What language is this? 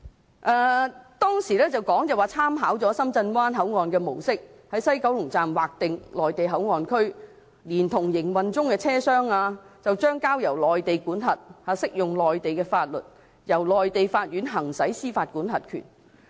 Cantonese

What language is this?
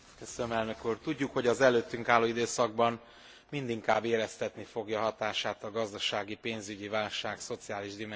Hungarian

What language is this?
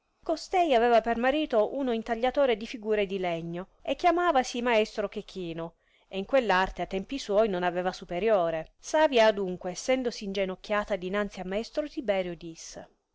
Italian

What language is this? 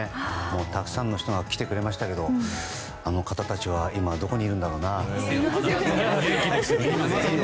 Japanese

